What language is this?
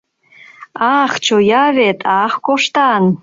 Mari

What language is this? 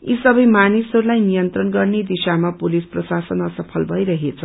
Nepali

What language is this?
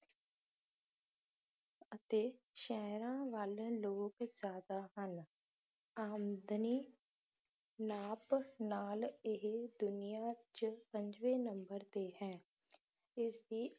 Punjabi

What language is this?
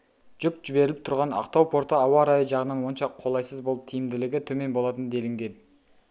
Kazakh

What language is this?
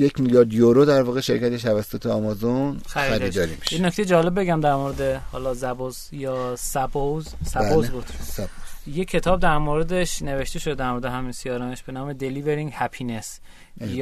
Persian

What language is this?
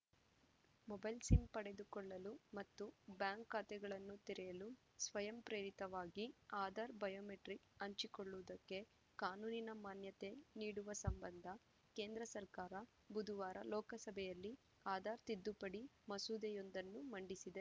Kannada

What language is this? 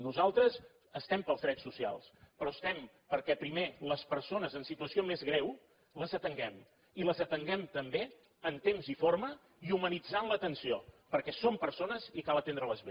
Catalan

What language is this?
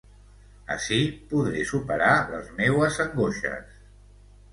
Catalan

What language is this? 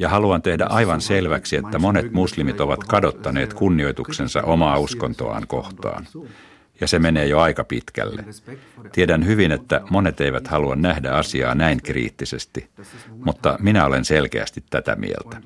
Finnish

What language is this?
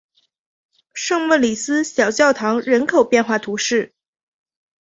Chinese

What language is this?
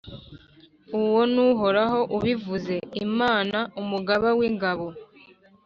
Kinyarwanda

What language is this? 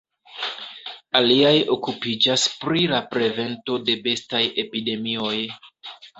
Esperanto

